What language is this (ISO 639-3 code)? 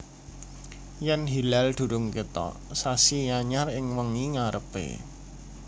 jav